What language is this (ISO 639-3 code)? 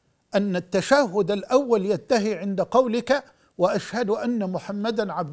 ara